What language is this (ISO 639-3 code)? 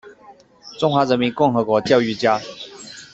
zho